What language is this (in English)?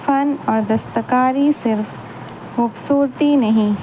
Urdu